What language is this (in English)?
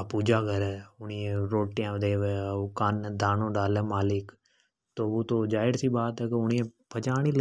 Hadothi